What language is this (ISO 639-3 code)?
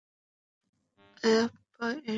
ben